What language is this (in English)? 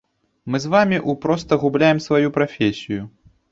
Belarusian